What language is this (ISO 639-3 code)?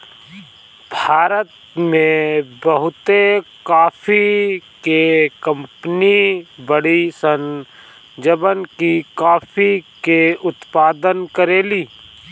bho